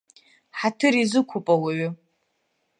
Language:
Abkhazian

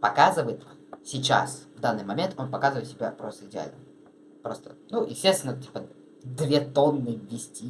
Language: Russian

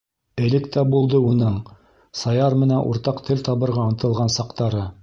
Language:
Bashkir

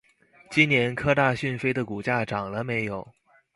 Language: Chinese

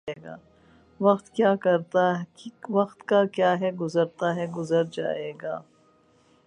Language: Urdu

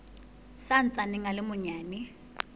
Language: Southern Sotho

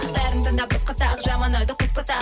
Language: Kazakh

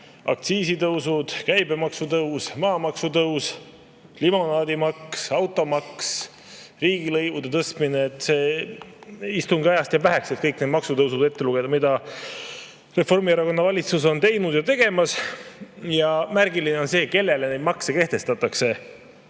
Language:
Estonian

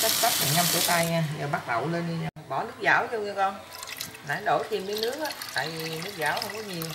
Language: Vietnamese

